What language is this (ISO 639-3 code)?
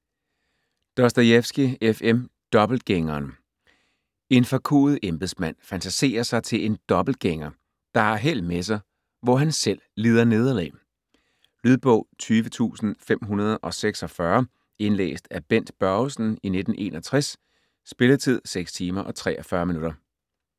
dan